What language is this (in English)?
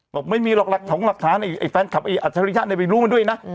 Thai